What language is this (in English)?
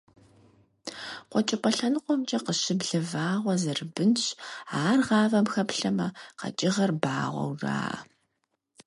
Kabardian